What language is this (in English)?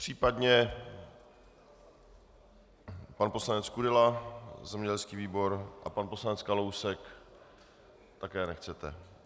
Czech